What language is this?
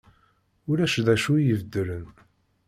Kabyle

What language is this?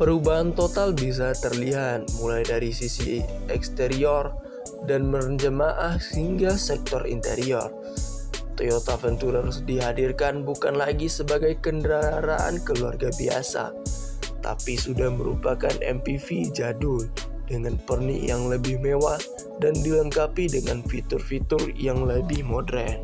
Indonesian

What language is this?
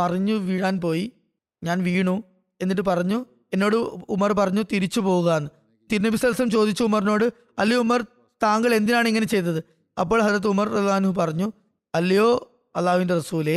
Malayalam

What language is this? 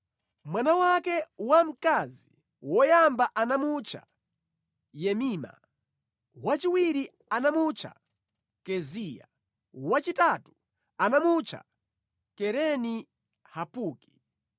Nyanja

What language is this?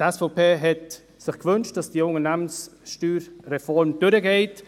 Swiss German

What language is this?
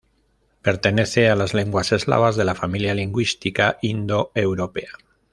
Spanish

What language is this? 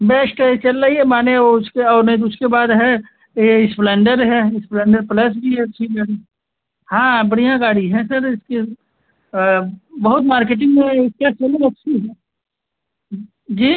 Hindi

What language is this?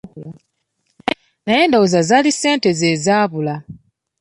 Ganda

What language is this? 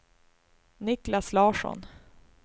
Swedish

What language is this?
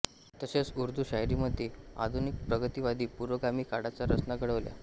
Marathi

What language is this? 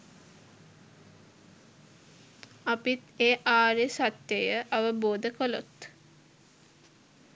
Sinhala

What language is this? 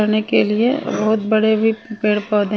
Hindi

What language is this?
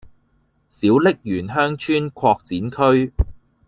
Cantonese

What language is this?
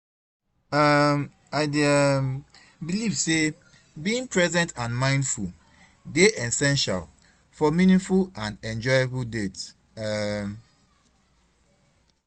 Nigerian Pidgin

